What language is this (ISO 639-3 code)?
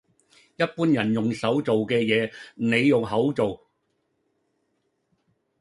yue